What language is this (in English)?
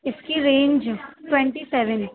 Urdu